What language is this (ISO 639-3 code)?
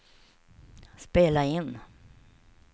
swe